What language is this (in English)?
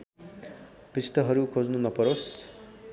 Nepali